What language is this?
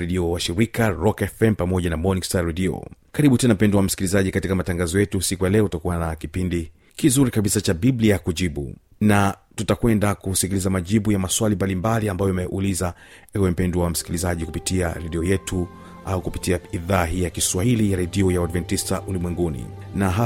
Swahili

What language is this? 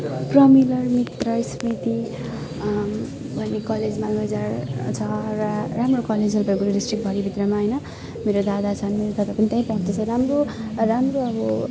Nepali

